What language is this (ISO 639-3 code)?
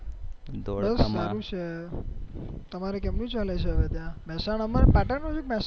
guj